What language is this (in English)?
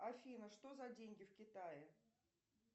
Russian